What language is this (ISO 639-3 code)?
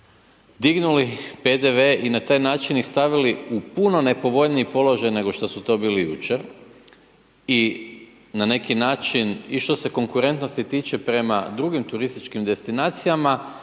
hrv